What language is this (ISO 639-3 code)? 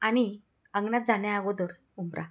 mar